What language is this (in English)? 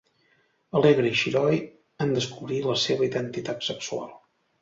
Catalan